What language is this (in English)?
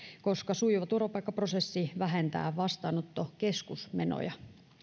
Finnish